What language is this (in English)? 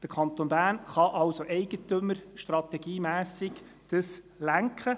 Swiss German